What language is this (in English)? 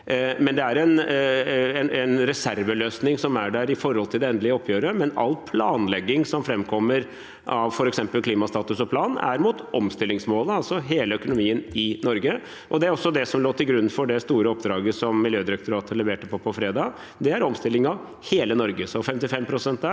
Norwegian